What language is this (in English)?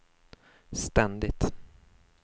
Swedish